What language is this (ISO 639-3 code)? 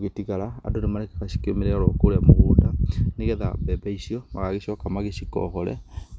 kik